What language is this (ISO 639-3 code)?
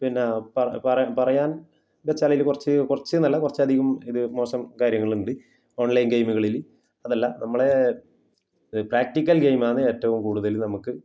mal